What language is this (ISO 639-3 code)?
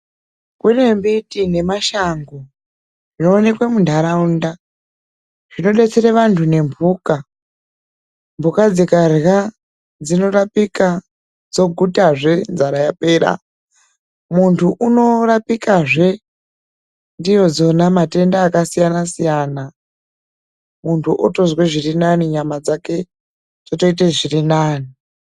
ndc